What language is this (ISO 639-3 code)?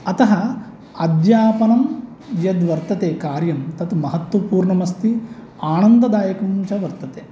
san